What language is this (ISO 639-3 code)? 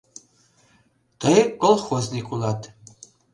chm